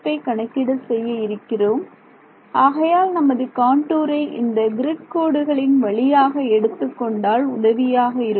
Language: Tamil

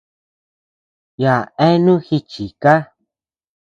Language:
Tepeuxila Cuicatec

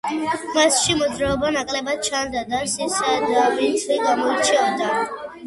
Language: Georgian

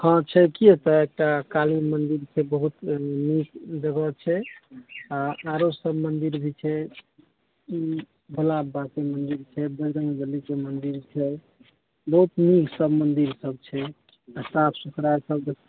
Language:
Maithili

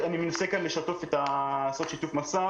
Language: Hebrew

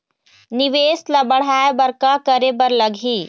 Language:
Chhattisgarhi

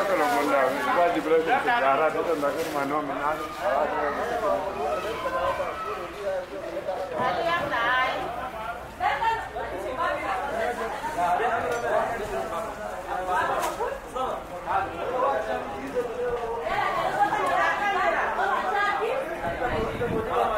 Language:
Arabic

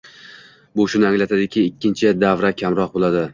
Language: Uzbek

